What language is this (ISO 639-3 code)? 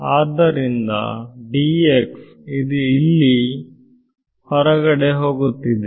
kan